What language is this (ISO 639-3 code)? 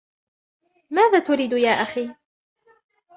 ara